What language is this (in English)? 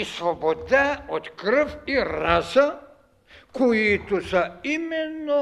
Bulgarian